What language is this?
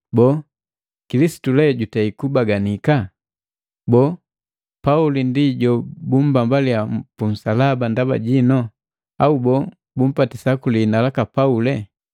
Matengo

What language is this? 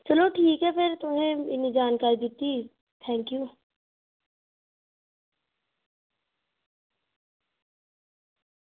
Dogri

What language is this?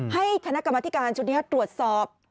Thai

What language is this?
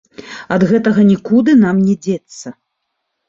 Belarusian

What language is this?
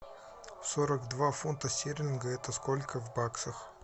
Russian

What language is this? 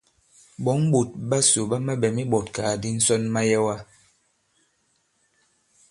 Bankon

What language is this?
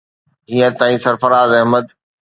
Sindhi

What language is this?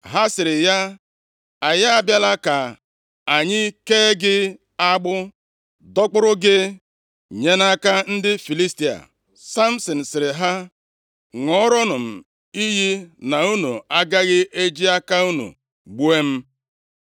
Igbo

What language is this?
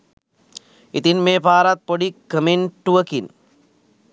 Sinhala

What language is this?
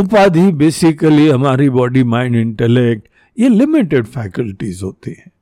Hindi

